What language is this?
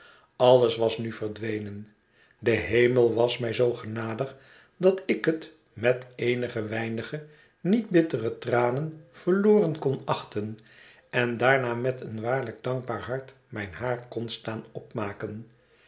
Dutch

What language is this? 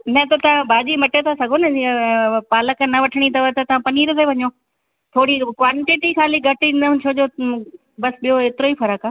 Sindhi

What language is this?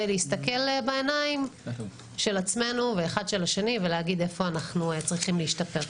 Hebrew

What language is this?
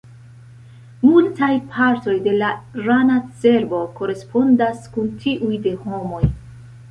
Esperanto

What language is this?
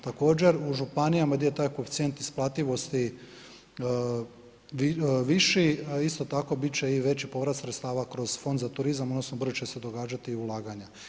Croatian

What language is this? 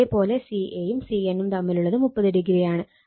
Malayalam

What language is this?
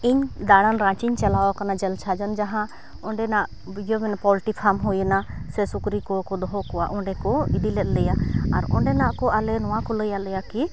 Santali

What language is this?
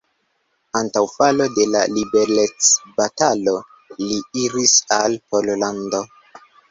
Esperanto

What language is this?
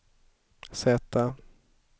Swedish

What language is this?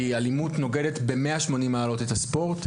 Hebrew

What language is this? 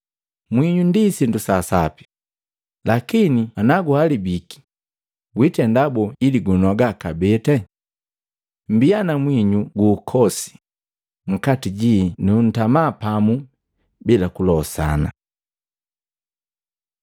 Matengo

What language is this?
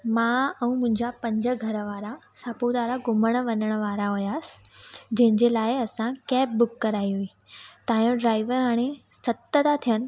Sindhi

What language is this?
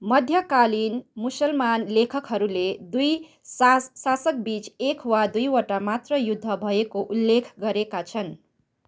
Nepali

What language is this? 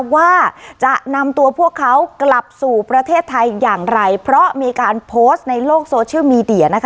Thai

